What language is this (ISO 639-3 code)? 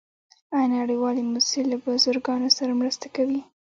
pus